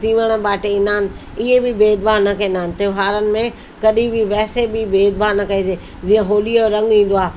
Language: Sindhi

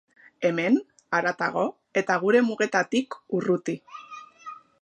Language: Basque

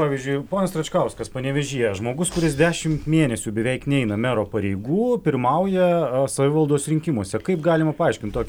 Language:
Lithuanian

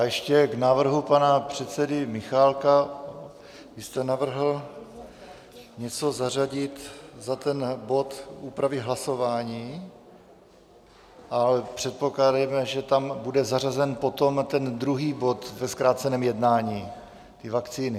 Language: Czech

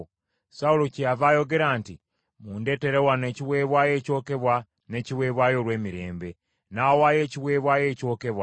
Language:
Ganda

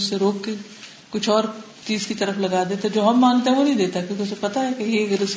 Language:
Urdu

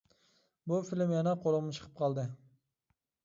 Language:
Uyghur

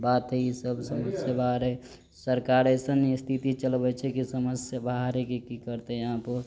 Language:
Maithili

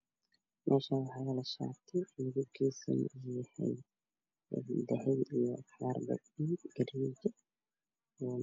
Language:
Somali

